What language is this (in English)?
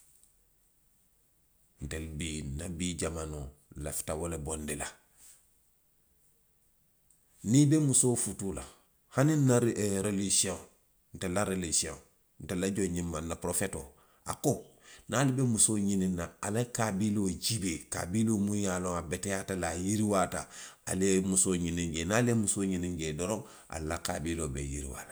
Western Maninkakan